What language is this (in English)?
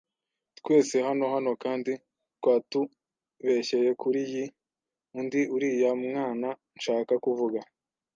Kinyarwanda